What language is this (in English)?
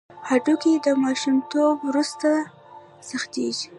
Pashto